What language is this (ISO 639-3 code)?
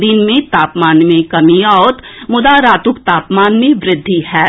mai